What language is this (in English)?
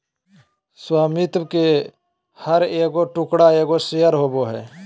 Magahi